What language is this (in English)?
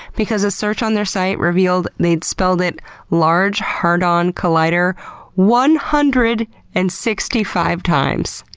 English